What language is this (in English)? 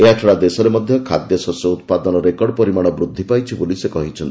Odia